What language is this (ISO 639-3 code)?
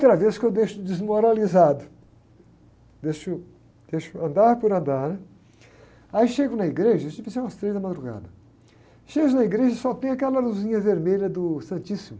por